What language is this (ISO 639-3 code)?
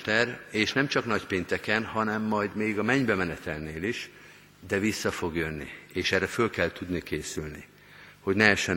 hun